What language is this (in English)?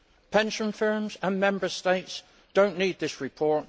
English